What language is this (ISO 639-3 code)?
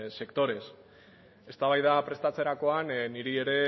eus